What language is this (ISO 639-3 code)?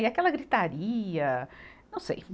por